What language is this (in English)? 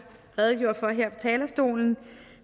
Danish